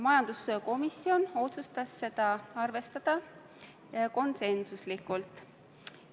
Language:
Estonian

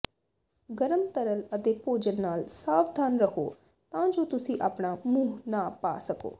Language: Punjabi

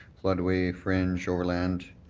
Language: English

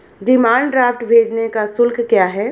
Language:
Hindi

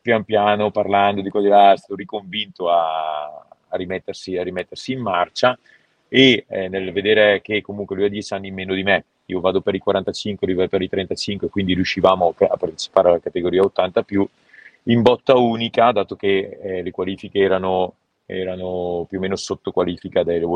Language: Italian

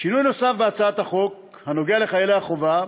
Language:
Hebrew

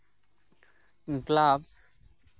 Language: Santali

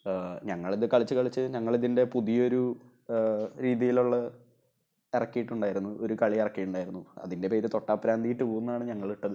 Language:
Malayalam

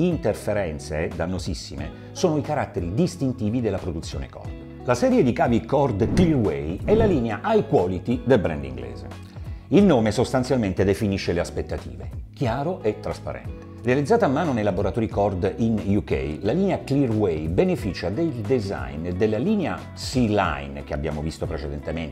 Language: Italian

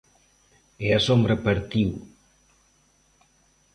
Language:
Galician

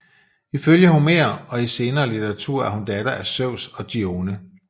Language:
Danish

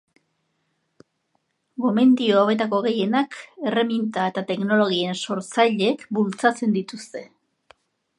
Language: Basque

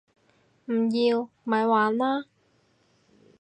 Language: Cantonese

